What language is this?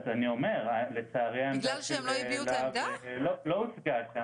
Hebrew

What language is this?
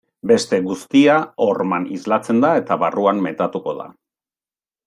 Basque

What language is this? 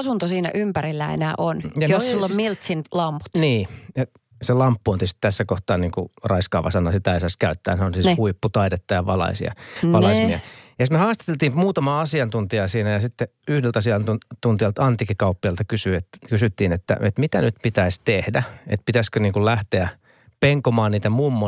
Finnish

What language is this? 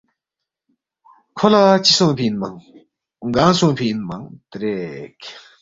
Balti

